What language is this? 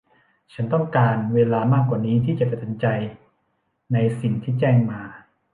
Thai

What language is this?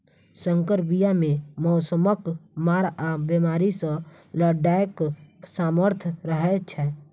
Maithili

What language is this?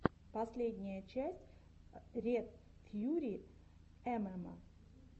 Russian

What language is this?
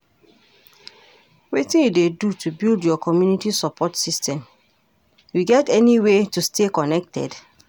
Nigerian Pidgin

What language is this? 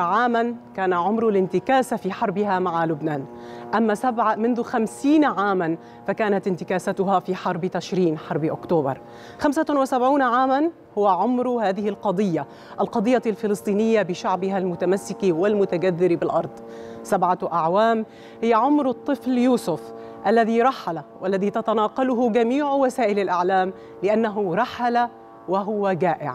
Arabic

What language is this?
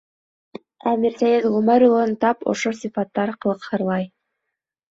Bashkir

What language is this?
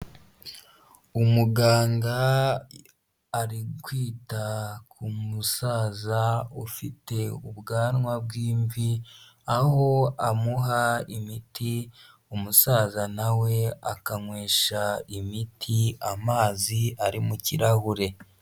Kinyarwanda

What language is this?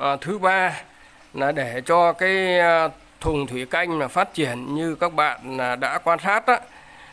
Vietnamese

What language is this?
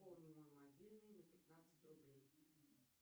Russian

